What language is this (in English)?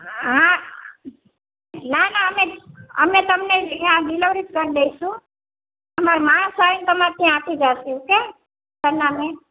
Gujarati